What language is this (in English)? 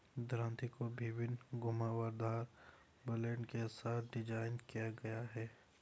Hindi